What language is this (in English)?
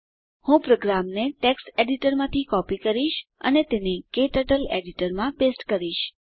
Gujarati